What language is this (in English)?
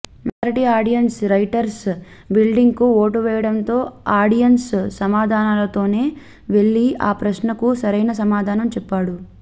Telugu